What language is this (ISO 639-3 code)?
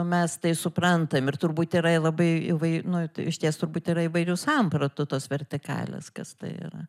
lit